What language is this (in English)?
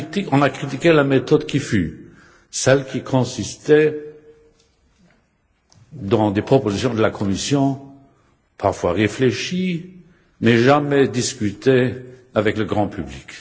French